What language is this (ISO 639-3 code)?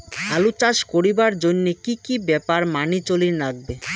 ben